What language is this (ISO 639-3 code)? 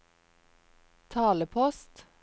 nor